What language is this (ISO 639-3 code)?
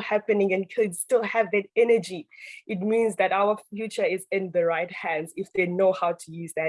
eng